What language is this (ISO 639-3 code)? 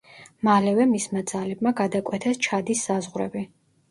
kat